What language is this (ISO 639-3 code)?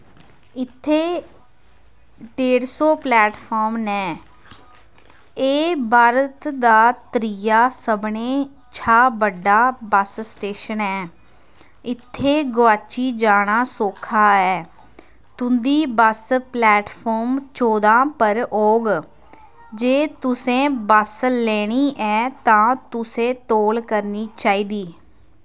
doi